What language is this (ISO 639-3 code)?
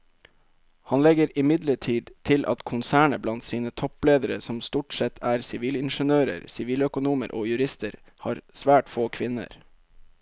nor